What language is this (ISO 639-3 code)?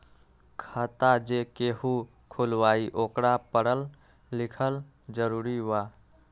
mag